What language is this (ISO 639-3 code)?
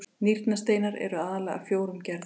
isl